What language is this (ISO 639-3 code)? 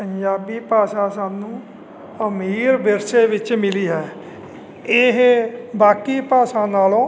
pan